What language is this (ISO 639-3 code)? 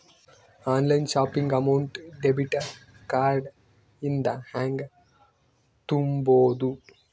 kan